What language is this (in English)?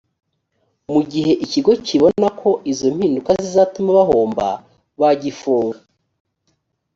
Kinyarwanda